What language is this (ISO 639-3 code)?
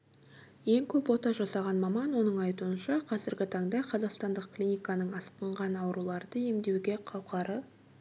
kaz